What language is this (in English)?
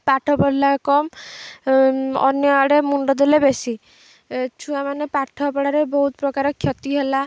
Odia